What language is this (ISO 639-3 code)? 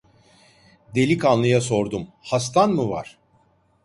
tur